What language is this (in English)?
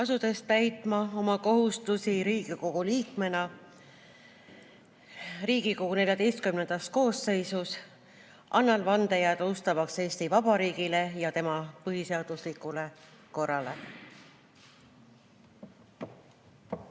Estonian